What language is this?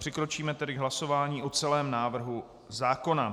Czech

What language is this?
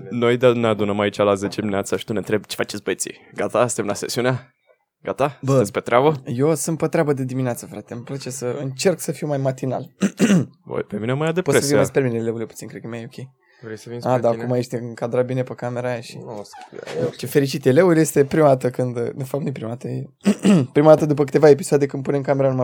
Romanian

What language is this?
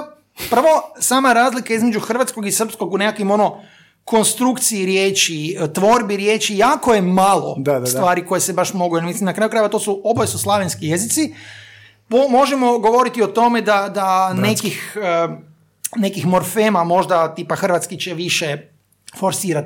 Croatian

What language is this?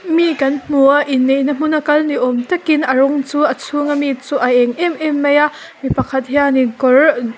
Mizo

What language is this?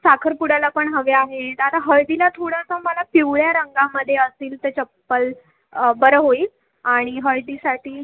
Marathi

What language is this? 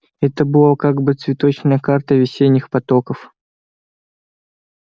Russian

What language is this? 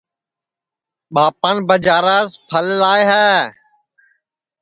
Sansi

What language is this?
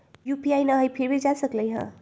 Magahi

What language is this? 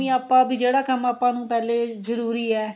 Punjabi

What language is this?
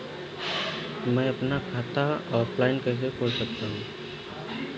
Hindi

